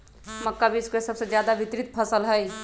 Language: Magahi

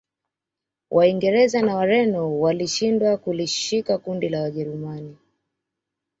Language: Swahili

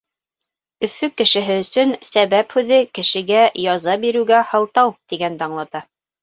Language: Bashkir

